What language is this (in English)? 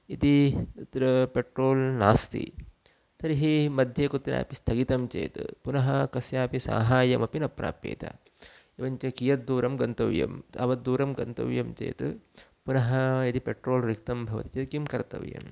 Sanskrit